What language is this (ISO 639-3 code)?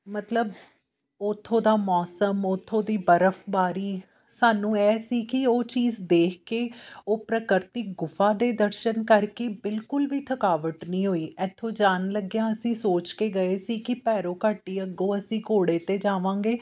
pan